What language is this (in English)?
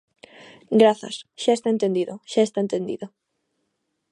Galician